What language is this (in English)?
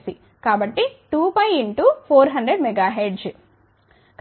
Telugu